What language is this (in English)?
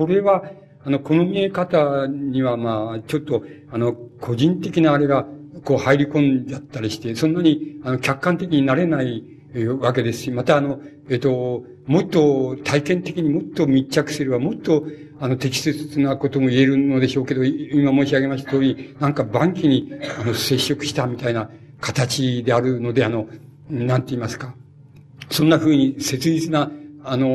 Japanese